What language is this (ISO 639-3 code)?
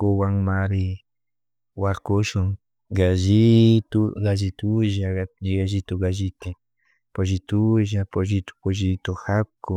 qug